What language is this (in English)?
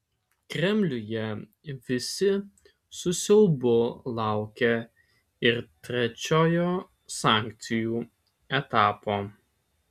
Lithuanian